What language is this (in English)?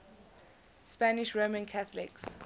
English